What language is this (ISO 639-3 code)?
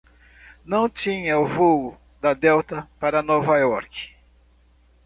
por